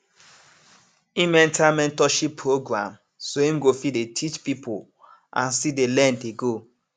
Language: Nigerian Pidgin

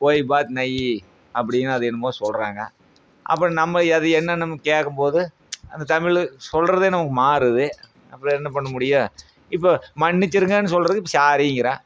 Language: Tamil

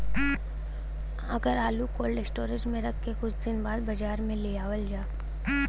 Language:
Bhojpuri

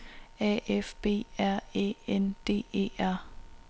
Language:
Danish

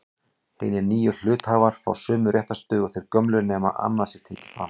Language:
Icelandic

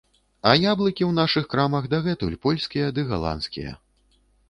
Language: Belarusian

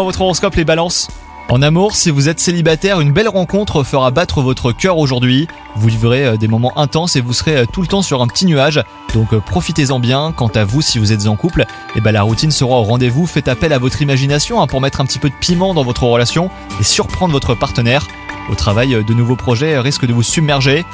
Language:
French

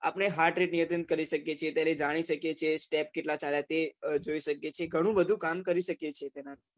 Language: Gujarati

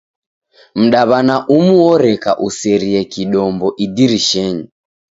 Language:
Taita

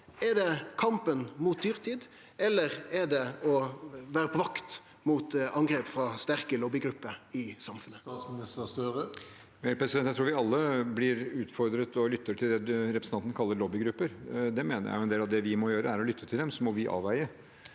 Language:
Norwegian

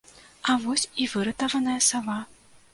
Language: Belarusian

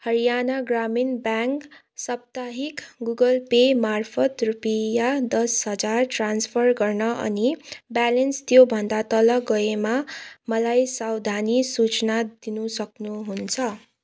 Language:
Nepali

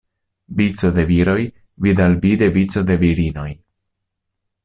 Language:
Esperanto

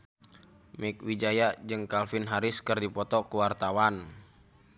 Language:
Sundanese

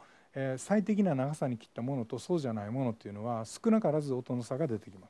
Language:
Japanese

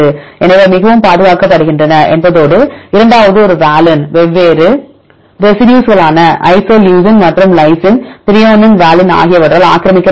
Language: Tamil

